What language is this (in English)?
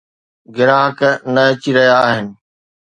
Sindhi